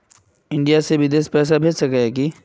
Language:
Magahi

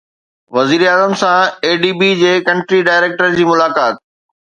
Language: Sindhi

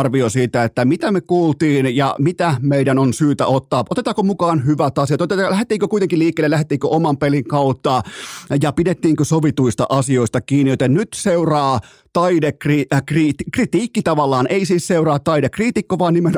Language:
Finnish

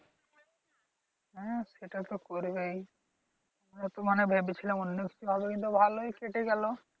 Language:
Bangla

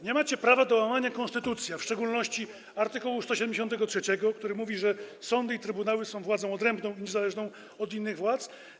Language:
Polish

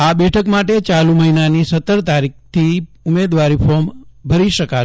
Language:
Gujarati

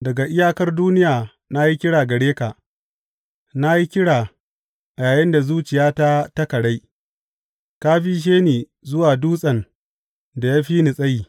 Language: Hausa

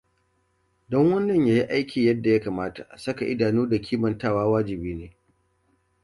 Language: Hausa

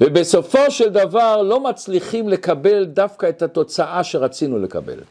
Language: Hebrew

